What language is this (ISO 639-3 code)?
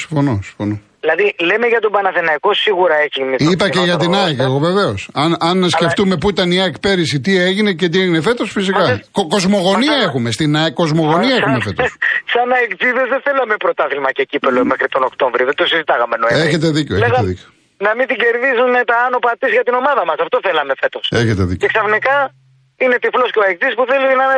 ell